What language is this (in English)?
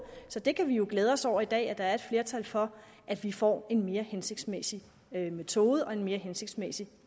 Danish